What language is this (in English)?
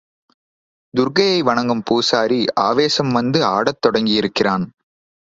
Tamil